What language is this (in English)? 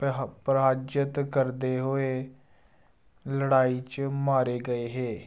Dogri